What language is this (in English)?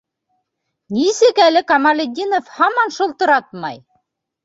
Bashkir